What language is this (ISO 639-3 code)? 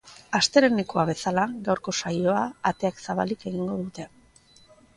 eus